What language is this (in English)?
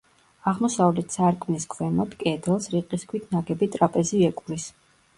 Georgian